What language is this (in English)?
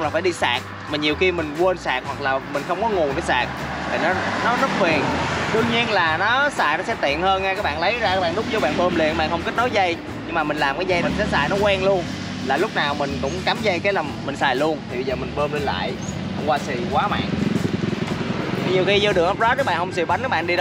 Vietnamese